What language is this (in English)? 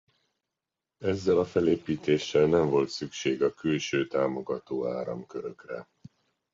Hungarian